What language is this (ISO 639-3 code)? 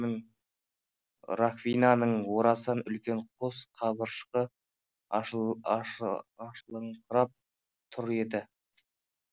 kaz